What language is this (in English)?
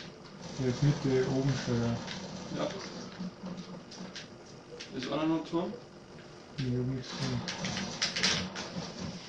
German